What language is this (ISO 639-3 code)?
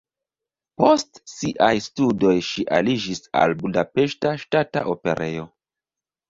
epo